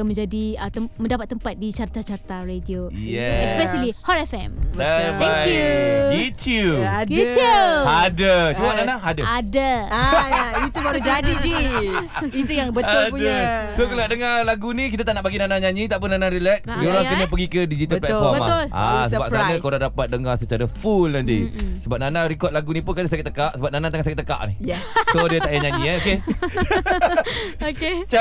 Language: Malay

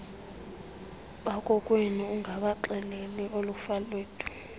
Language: Xhosa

